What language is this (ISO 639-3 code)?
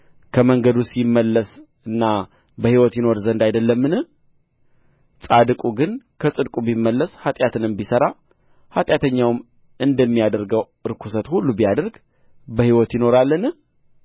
amh